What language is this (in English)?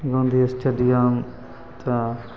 Maithili